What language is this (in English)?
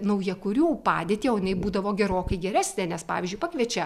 Lithuanian